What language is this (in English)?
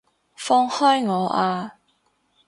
Cantonese